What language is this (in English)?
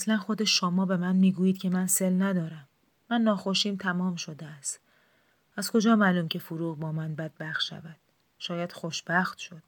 Persian